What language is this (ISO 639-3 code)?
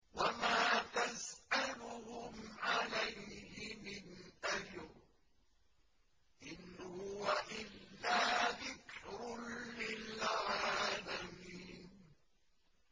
ara